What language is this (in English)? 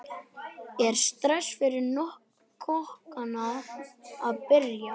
Icelandic